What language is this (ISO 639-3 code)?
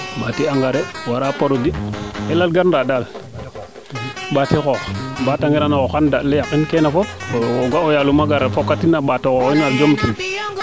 srr